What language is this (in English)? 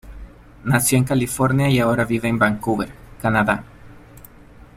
Spanish